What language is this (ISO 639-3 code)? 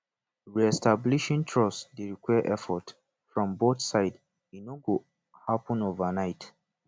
pcm